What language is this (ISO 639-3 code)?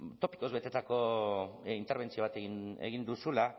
eus